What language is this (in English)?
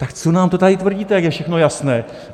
Czech